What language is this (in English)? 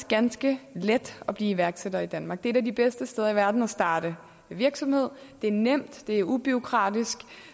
Danish